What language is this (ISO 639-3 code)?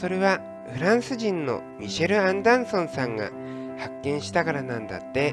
jpn